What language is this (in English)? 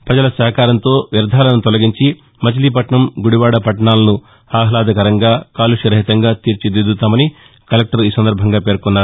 Telugu